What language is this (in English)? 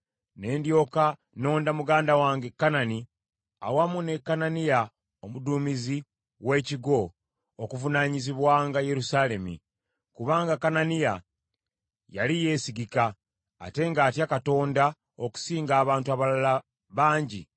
Ganda